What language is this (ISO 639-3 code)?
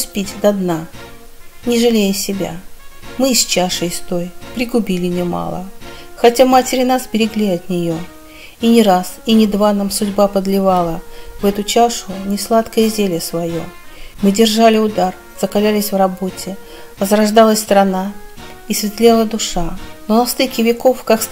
rus